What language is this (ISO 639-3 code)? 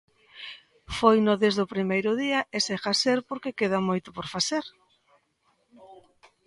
glg